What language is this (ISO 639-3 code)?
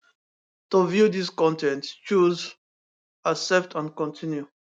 pcm